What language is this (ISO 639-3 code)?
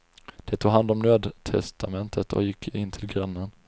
swe